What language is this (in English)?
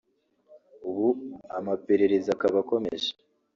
Kinyarwanda